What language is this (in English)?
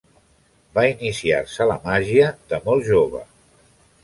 Catalan